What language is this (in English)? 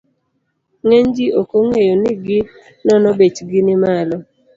Luo (Kenya and Tanzania)